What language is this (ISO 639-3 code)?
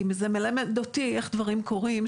heb